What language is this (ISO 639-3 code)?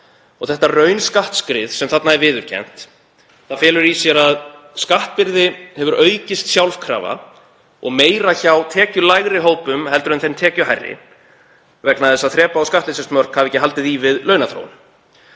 isl